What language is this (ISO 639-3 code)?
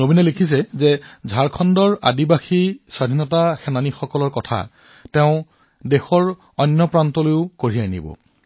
asm